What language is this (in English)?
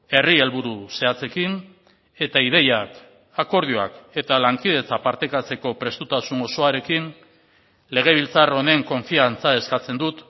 Basque